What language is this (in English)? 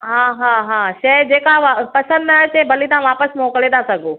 Sindhi